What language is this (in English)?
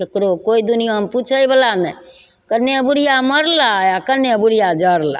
Maithili